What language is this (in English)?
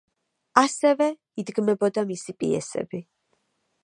Georgian